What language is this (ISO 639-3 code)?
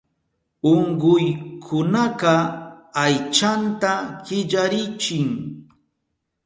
qup